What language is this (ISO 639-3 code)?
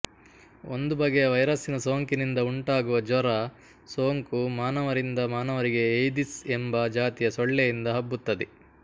kan